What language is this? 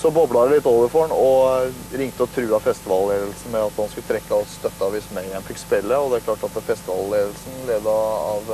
Norwegian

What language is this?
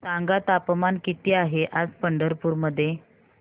Marathi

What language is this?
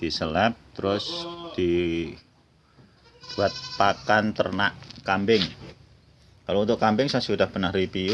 Indonesian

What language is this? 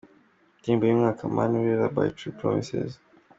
Kinyarwanda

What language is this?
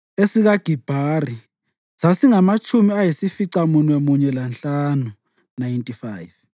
North Ndebele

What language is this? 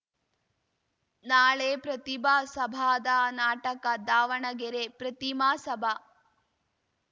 Kannada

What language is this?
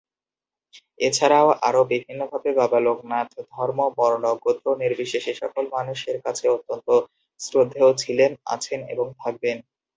Bangla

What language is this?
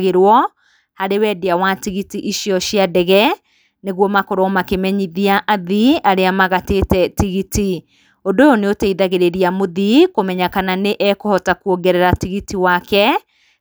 Kikuyu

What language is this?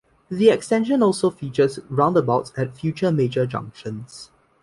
English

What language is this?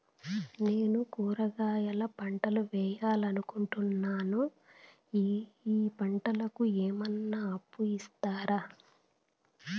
Telugu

